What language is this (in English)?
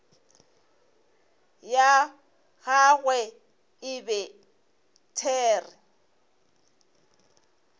Northern Sotho